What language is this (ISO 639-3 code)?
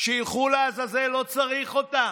heb